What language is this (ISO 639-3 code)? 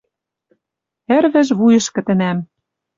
mrj